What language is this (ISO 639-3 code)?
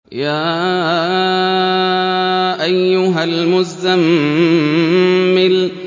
ara